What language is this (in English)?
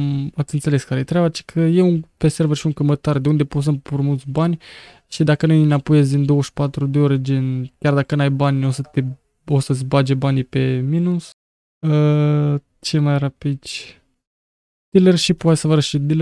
Romanian